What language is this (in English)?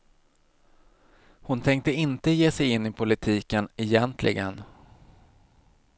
Swedish